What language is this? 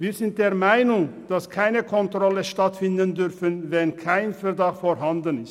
Swiss German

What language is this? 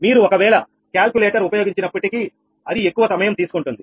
Telugu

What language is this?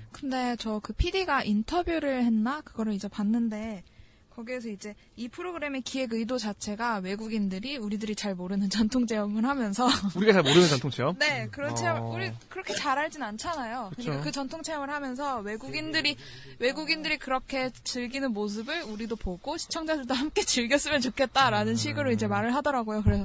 Korean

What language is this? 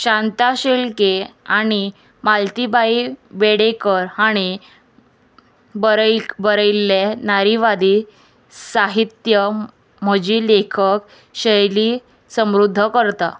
Konkani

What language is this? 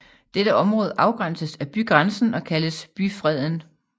Danish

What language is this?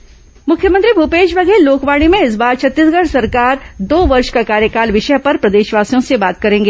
Hindi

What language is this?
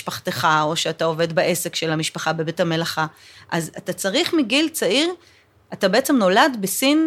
Hebrew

